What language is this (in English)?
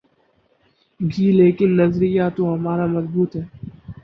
Urdu